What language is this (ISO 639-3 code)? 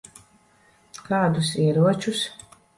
lav